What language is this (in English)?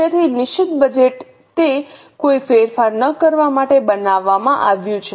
Gujarati